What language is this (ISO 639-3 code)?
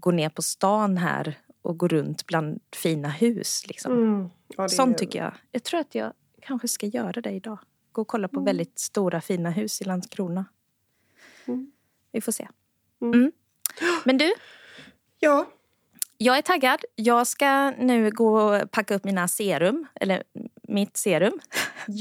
swe